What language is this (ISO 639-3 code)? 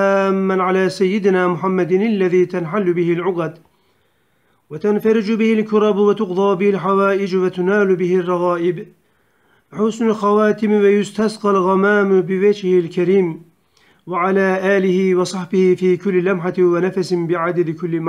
tur